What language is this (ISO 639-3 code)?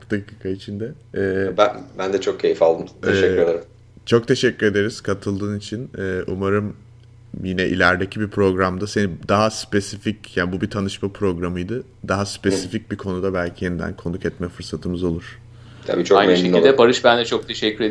tur